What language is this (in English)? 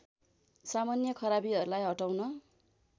Nepali